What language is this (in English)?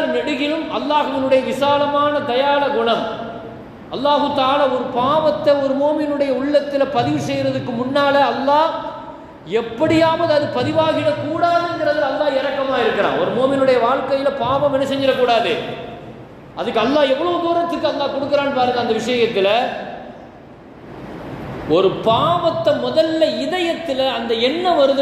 Tamil